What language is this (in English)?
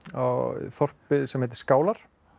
Icelandic